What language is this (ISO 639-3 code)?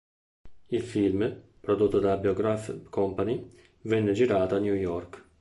ita